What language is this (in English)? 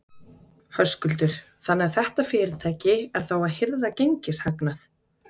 Icelandic